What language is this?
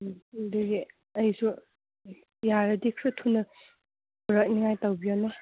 Manipuri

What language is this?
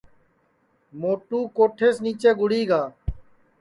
Sansi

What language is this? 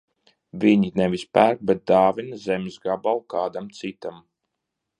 Latvian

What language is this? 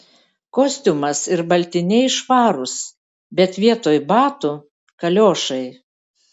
Lithuanian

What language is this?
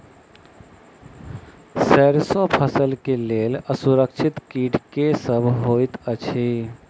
Maithili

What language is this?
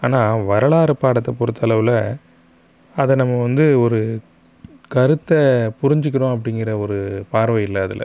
Tamil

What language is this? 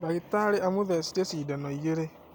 Kikuyu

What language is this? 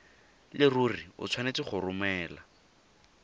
Tswana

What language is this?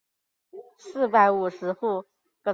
Chinese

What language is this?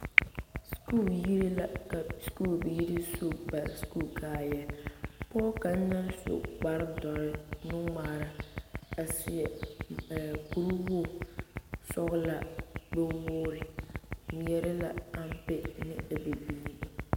Southern Dagaare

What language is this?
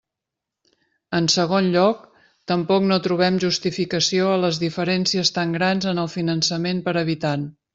Catalan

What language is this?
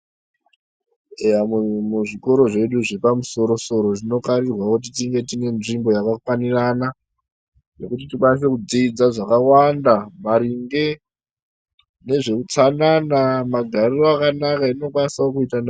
Ndau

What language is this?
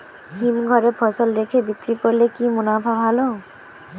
Bangla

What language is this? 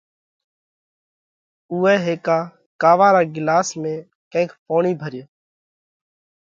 Parkari Koli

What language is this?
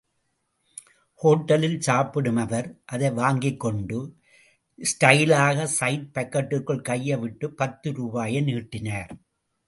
Tamil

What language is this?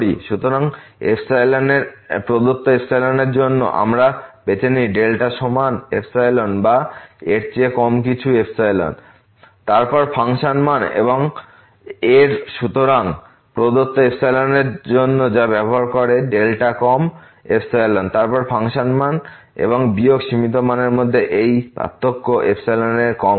Bangla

